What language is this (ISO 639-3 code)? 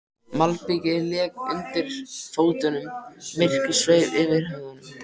isl